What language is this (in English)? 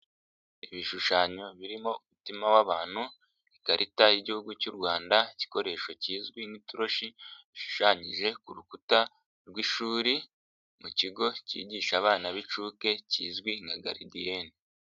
Kinyarwanda